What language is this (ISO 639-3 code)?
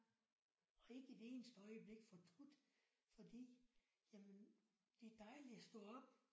dan